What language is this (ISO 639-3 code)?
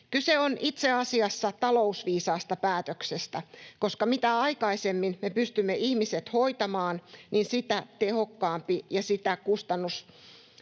fin